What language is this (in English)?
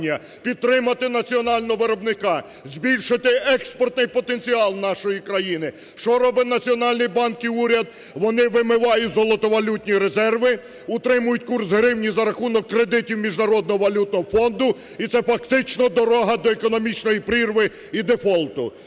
Ukrainian